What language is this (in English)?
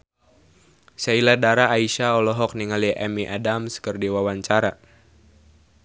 Sundanese